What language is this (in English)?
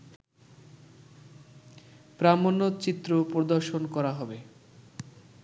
Bangla